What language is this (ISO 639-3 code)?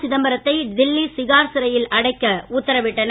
tam